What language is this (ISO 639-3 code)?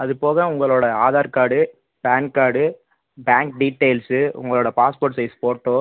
tam